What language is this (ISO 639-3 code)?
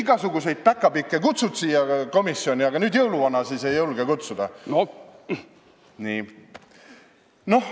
est